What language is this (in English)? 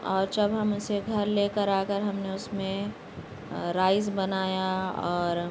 Urdu